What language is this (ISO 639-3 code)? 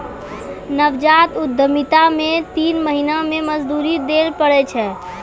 mai